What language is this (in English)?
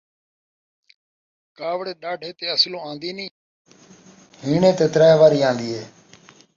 Saraiki